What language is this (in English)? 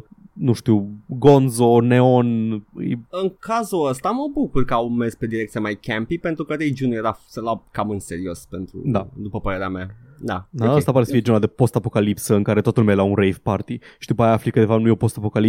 Romanian